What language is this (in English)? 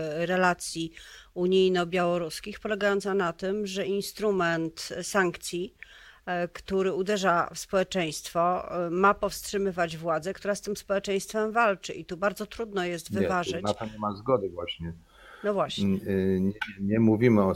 Polish